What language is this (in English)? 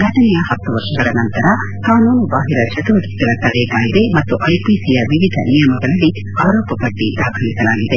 Kannada